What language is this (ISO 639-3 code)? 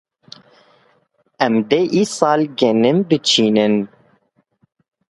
kur